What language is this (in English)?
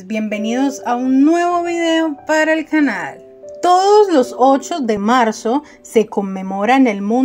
Spanish